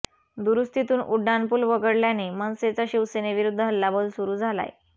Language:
Marathi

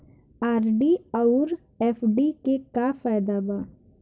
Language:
Bhojpuri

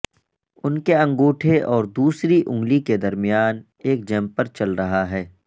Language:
Urdu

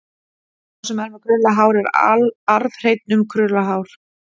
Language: Icelandic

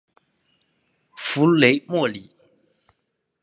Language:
Chinese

